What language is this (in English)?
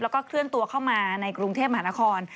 Thai